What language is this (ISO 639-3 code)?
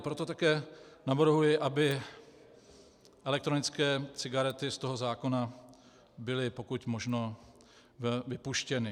ces